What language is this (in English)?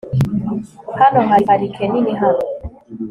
Kinyarwanda